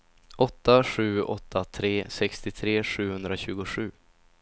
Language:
Swedish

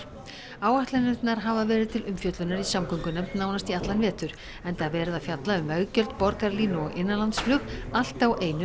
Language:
Icelandic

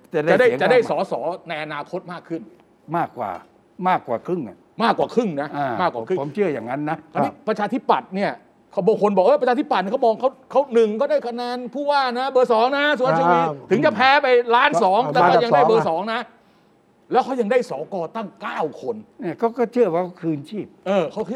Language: Thai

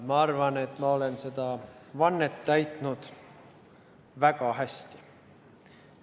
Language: Estonian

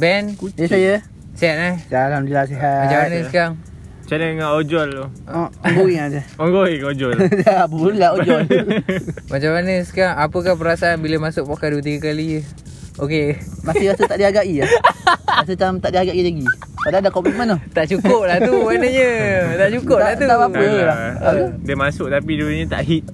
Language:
Malay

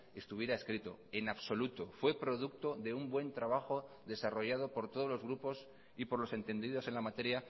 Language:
Spanish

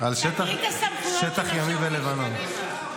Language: Hebrew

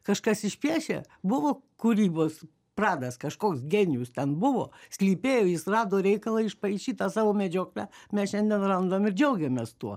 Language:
Lithuanian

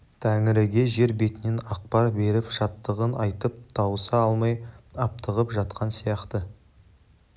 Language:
Kazakh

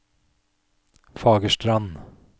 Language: Norwegian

